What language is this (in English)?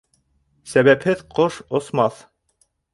Bashkir